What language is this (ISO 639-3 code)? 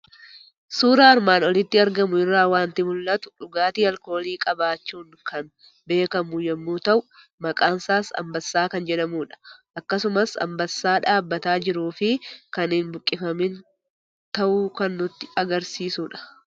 orm